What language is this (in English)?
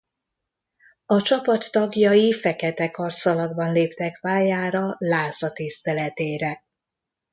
Hungarian